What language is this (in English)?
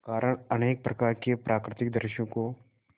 Hindi